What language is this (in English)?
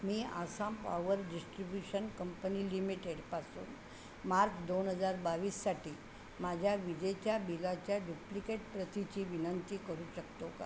Marathi